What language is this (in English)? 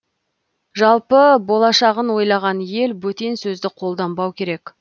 Kazakh